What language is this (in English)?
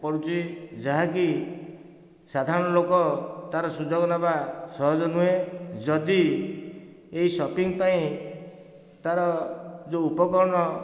Odia